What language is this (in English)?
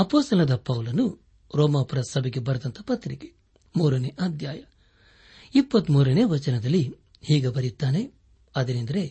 Kannada